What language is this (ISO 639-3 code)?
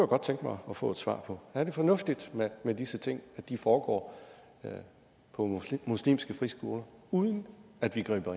dan